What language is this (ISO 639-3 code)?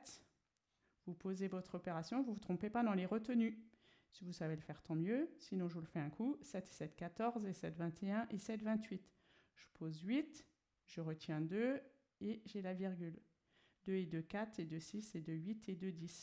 fra